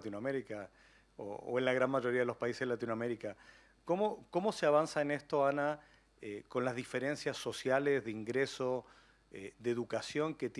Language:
Spanish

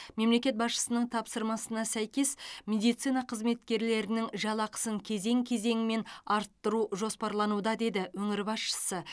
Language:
Kazakh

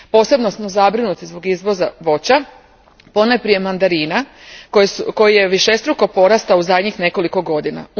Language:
Croatian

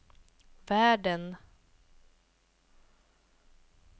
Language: Swedish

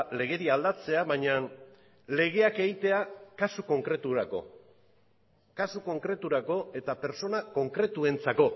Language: Basque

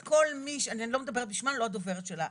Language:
Hebrew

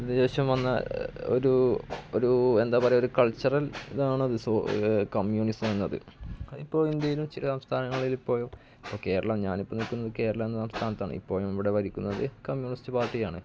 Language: Malayalam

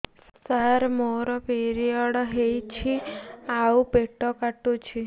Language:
Odia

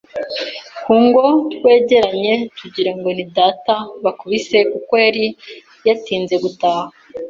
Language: Kinyarwanda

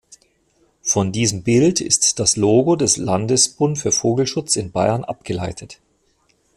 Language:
German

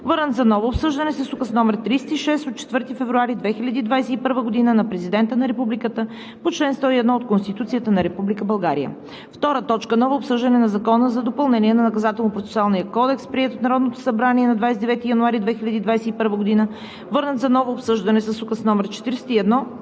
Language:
Bulgarian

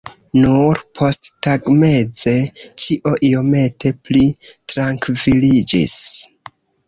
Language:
Esperanto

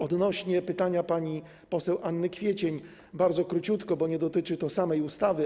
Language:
Polish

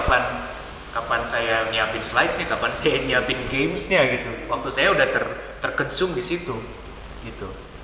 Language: Indonesian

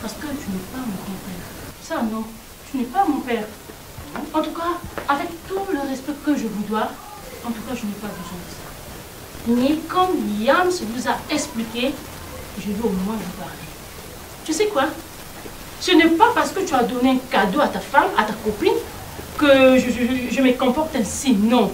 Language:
French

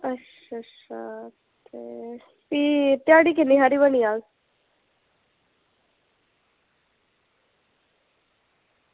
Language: Dogri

